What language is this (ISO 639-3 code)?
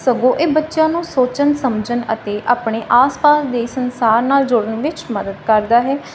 pan